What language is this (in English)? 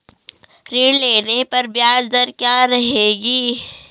Hindi